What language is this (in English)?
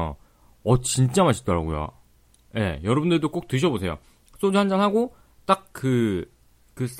Korean